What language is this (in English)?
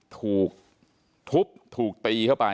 Thai